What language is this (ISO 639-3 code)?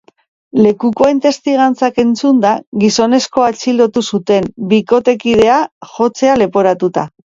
eus